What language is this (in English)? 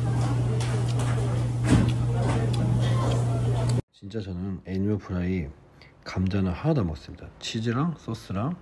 Korean